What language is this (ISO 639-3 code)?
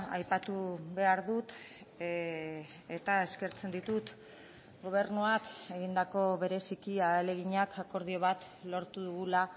eus